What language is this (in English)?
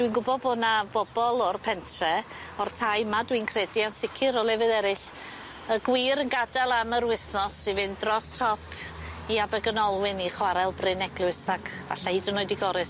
Welsh